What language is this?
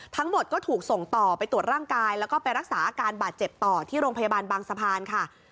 Thai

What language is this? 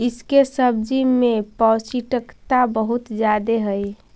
Magahi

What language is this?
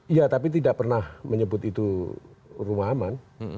Indonesian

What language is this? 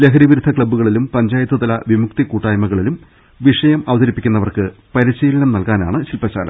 Malayalam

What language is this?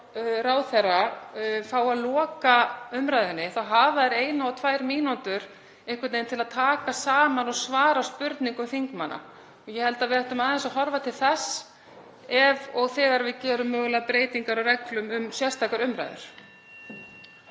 Icelandic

